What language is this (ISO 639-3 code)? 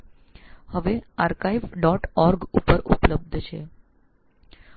guj